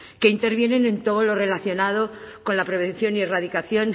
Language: Spanish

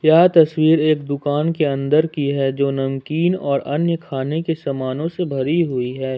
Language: Hindi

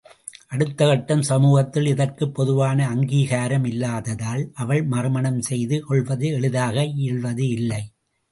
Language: Tamil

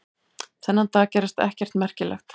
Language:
Icelandic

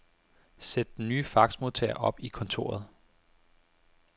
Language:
Danish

